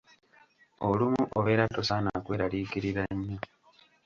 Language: Ganda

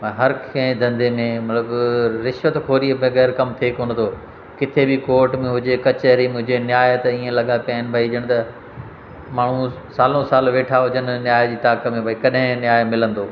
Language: Sindhi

